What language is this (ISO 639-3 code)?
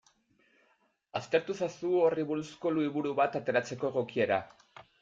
eus